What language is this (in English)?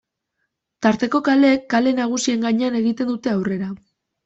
Basque